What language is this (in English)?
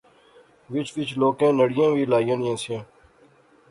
Pahari-Potwari